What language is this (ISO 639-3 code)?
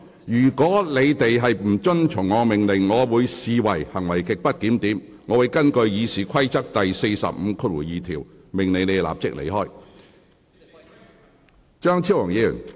yue